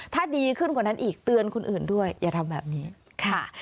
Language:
Thai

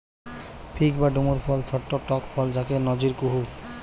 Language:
Bangla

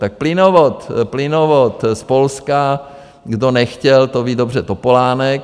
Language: Czech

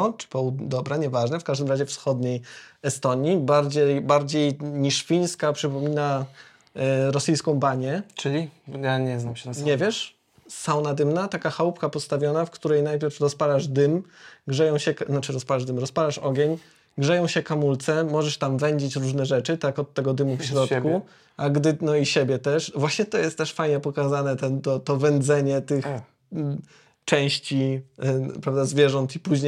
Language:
Polish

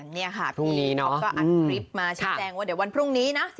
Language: Thai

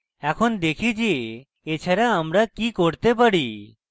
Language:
Bangla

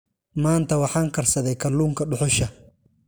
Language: Somali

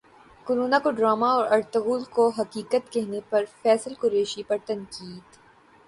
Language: Urdu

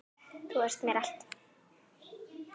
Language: Icelandic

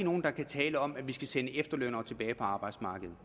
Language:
Danish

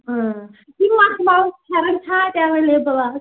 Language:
Kashmiri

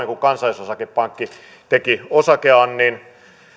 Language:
Finnish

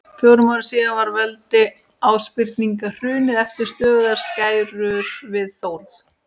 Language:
Icelandic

